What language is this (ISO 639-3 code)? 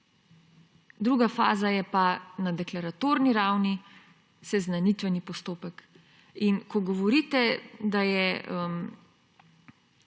slv